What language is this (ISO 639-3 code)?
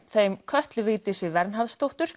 isl